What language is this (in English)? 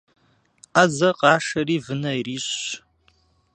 Kabardian